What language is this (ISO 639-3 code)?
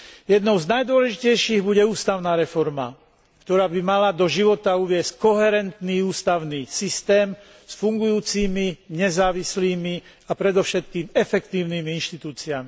slk